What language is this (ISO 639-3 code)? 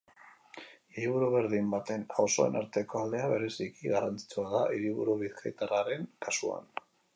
eus